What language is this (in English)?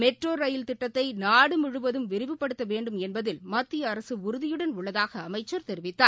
Tamil